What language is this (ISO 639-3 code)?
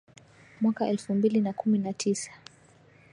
swa